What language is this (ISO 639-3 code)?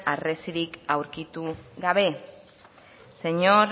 eus